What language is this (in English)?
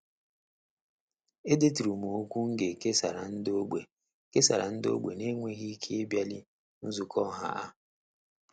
Igbo